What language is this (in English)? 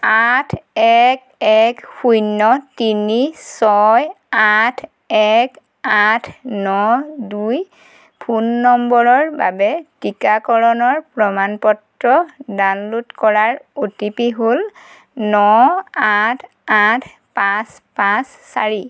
Assamese